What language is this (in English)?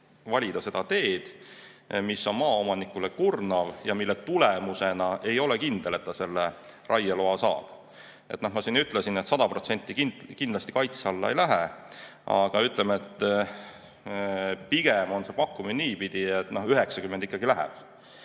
Estonian